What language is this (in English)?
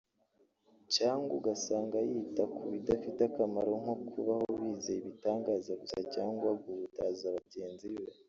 Kinyarwanda